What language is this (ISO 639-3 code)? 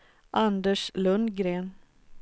swe